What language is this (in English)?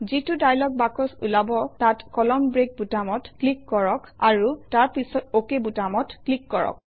Assamese